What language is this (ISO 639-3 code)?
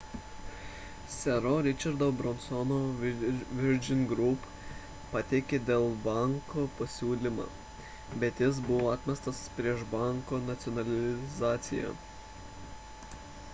lit